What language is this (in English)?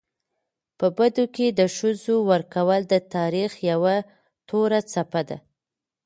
Pashto